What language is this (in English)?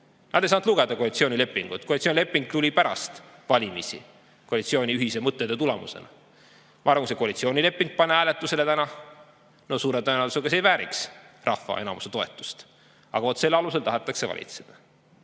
Estonian